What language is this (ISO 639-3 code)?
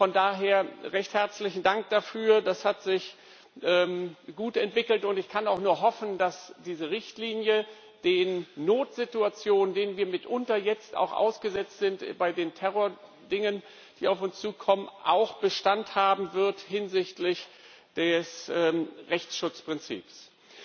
deu